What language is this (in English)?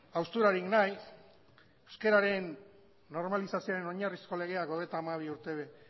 Basque